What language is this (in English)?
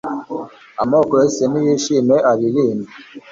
Kinyarwanda